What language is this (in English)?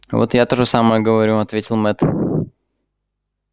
Russian